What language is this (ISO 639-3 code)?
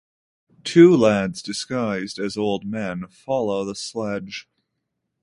eng